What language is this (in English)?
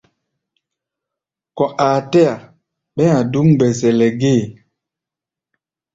Gbaya